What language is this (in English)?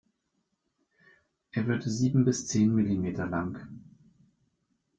German